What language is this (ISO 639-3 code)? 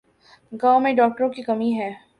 urd